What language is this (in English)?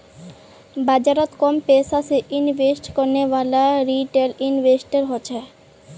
Magahi